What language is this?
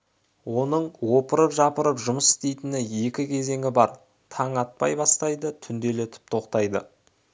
Kazakh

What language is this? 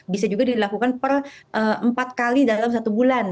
Indonesian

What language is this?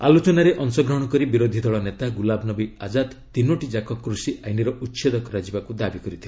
Odia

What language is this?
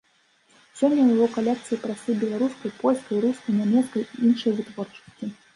Belarusian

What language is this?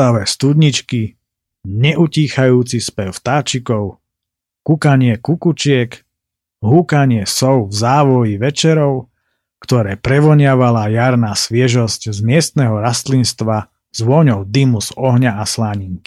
Slovak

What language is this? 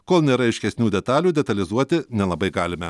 Lithuanian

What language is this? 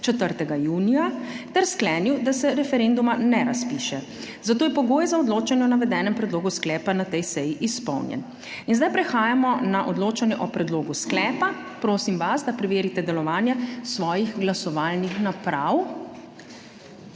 Slovenian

